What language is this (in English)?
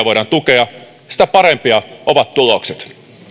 Finnish